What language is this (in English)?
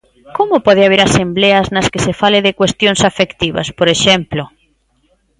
Galician